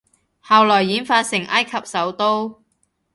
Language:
Cantonese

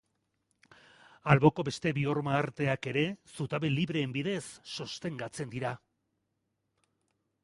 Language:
Basque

